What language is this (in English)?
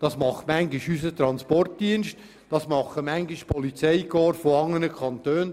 Swiss German